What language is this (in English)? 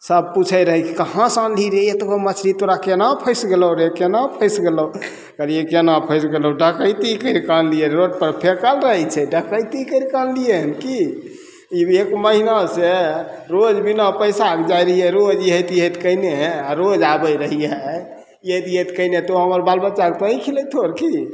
Maithili